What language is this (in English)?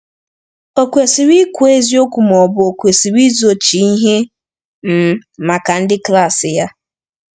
Igbo